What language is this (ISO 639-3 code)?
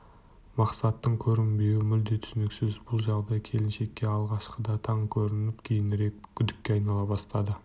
kaz